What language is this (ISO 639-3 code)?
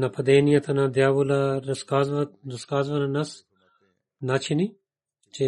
bul